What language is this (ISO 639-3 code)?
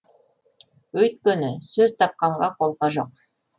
kaz